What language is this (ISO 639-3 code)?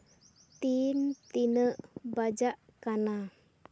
sat